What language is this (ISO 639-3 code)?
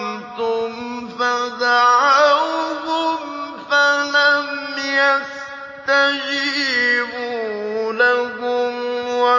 ara